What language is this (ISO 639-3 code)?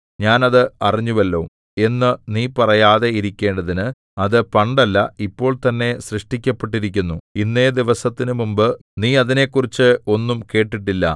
mal